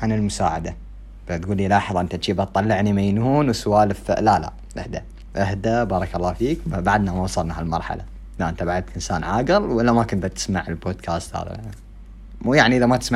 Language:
Arabic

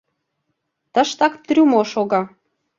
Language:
Mari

